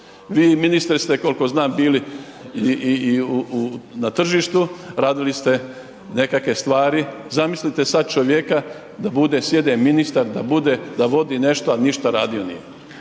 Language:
Croatian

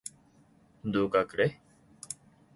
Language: Korean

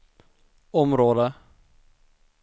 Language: Swedish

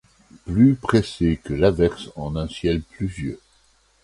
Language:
French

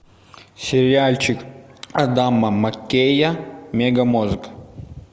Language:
Russian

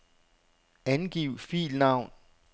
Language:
Danish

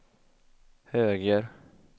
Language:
Swedish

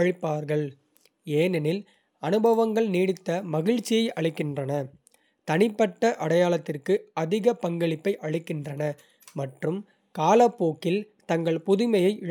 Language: Kota (India)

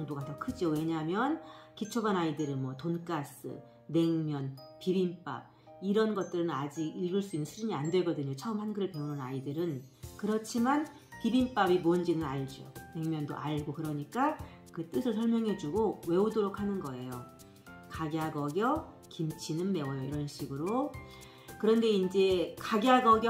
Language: Korean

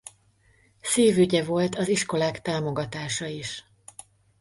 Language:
Hungarian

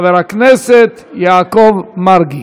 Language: Hebrew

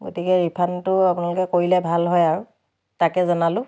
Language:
Assamese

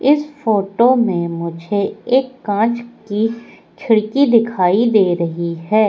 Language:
Hindi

